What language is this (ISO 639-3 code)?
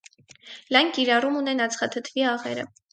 hye